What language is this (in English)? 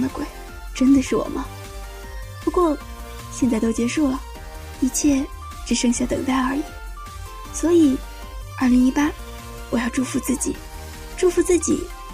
Chinese